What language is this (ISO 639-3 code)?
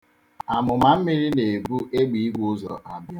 ibo